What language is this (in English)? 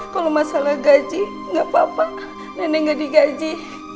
Indonesian